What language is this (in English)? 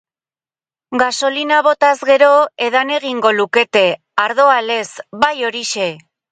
Basque